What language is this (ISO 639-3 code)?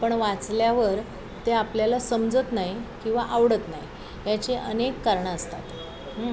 mar